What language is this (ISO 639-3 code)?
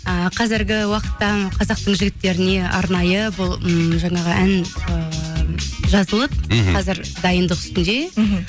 kaz